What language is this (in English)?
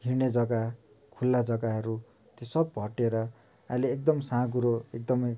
Nepali